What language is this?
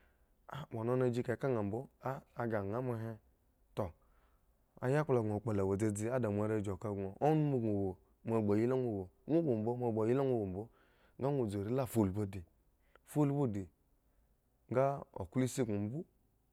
Eggon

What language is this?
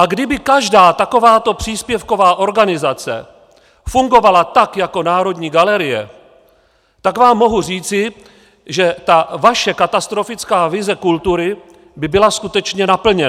Czech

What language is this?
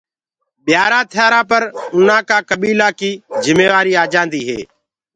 Gurgula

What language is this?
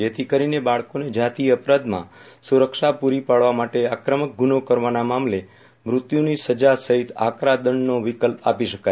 Gujarati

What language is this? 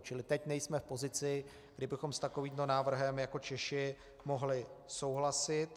Czech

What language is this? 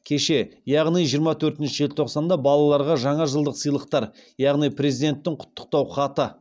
Kazakh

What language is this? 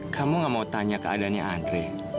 Indonesian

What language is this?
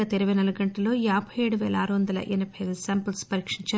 Telugu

